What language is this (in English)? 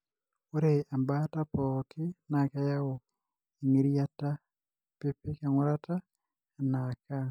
Masai